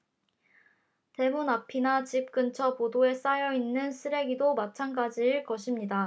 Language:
Korean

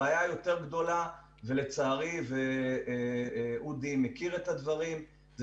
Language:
Hebrew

